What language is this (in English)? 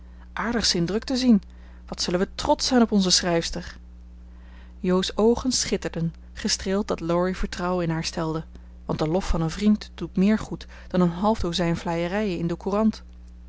Dutch